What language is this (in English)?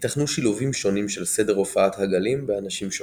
Hebrew